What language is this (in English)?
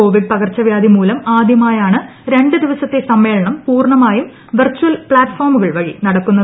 Malayalam